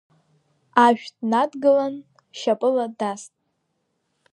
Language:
Abkhazian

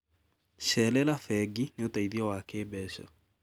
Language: Kikuyu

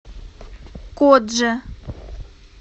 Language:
Russian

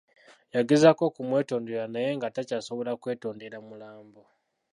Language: Ganda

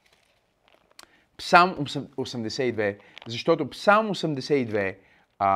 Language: Bulgarian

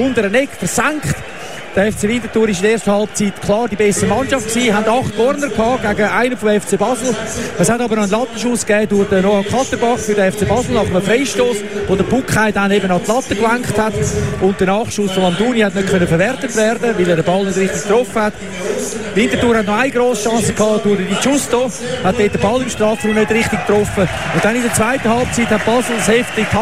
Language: German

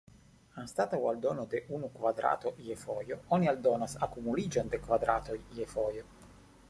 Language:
Esperanto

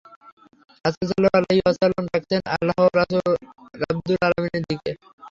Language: Bangla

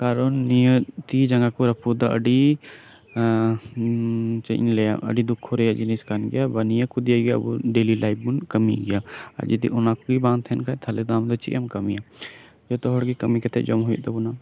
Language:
Santali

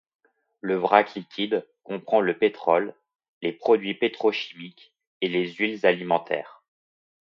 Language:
French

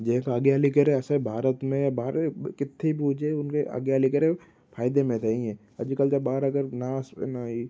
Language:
Sindhi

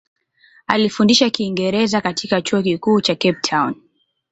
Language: Swahili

